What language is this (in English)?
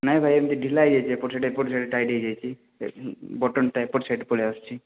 Odia